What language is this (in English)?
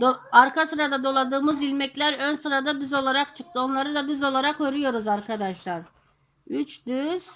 Turkish